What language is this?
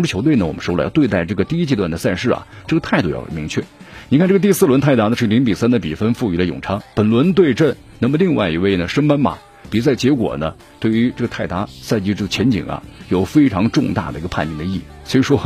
Chinese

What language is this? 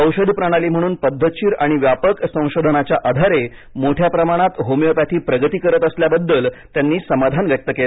Marathi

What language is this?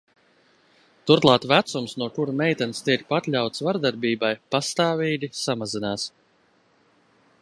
Latvian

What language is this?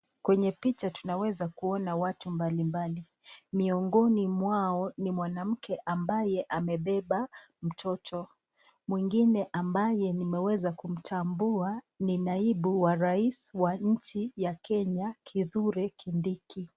Swahili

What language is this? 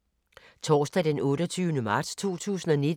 Danish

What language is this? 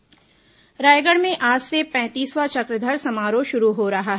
Hindi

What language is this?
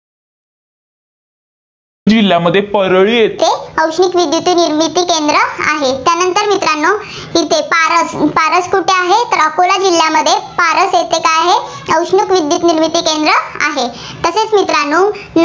Marathi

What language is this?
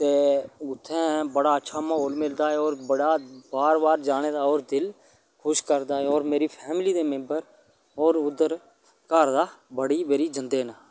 Dogri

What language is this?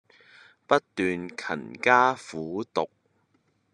Cantonese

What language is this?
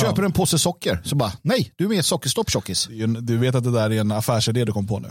Swedish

